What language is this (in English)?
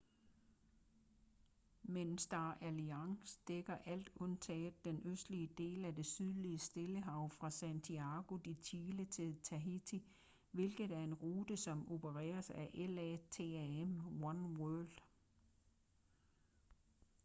Danish